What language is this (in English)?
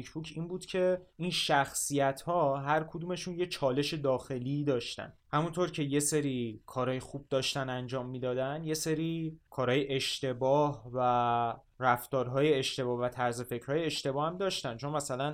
Persian